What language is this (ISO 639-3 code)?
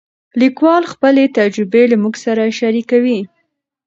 pus